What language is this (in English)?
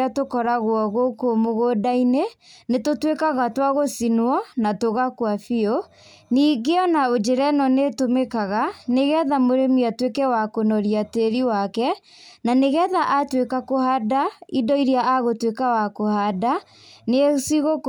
Kikuyu